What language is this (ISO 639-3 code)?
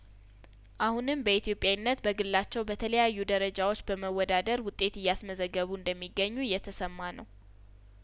amh